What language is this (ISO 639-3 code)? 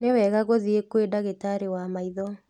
kik